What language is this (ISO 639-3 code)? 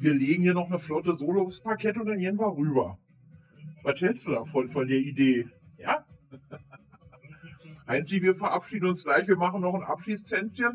deu